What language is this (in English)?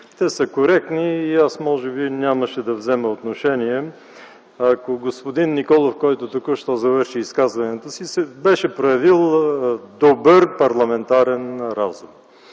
Bulgarian